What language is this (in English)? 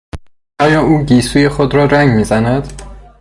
Persian